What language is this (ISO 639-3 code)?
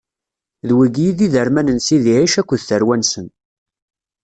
kab